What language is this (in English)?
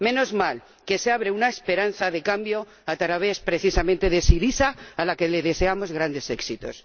Spanish